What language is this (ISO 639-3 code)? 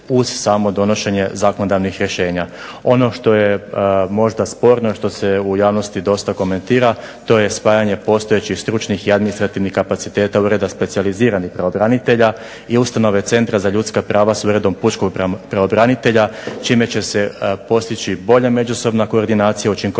hrv